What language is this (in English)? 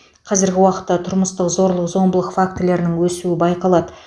Kazakh